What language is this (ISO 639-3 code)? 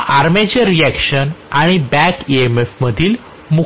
mar